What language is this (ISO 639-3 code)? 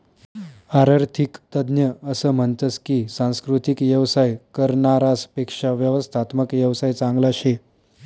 mar